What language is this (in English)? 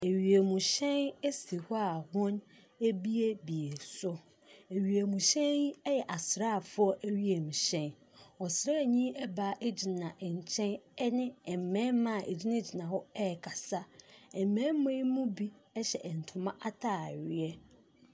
Akan